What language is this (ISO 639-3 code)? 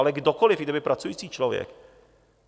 ces